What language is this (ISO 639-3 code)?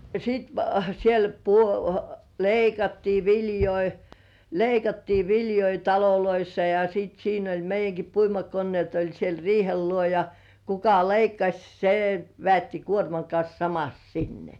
fin